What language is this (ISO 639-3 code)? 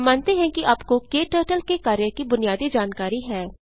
hin